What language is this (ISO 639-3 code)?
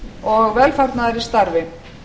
isl